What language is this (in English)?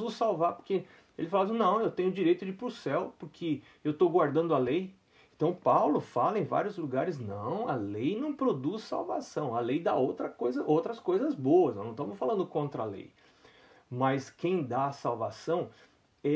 Portuguese